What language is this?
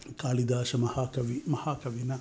Sanskrit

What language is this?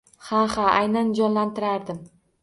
Uzbek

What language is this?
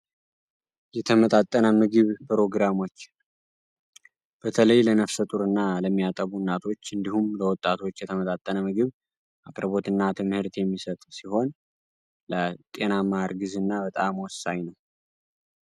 Amharic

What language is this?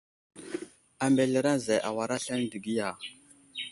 Wuzlam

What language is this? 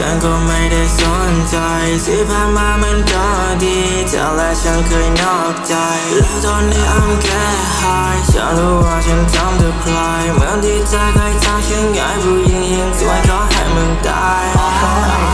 Thai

